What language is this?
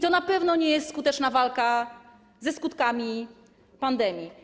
Polish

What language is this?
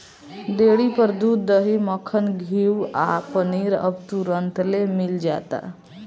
Bhojpuri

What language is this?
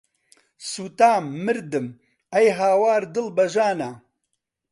Central Kurdish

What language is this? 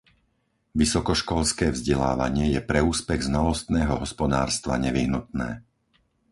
Slovak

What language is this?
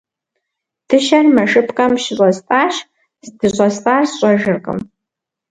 Kabardian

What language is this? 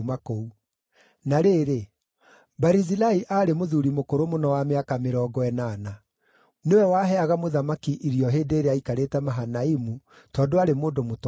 Kikuyu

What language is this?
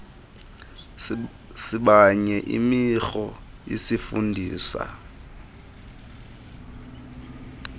Xhosa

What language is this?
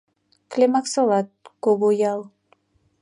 Mari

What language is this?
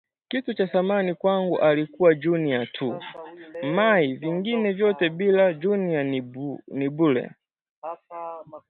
Swahili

